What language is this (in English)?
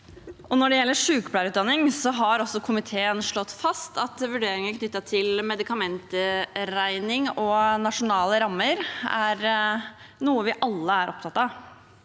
Norwegian